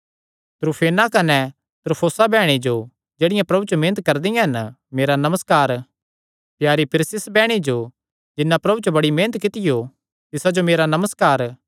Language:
Kangri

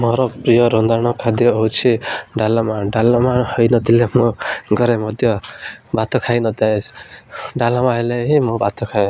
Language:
Odia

